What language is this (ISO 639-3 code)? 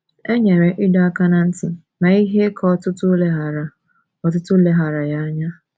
ibo